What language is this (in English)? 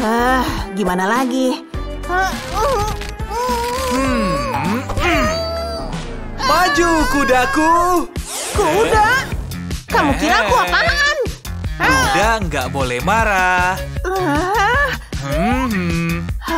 Indonesian